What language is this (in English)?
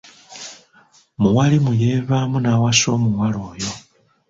Ganda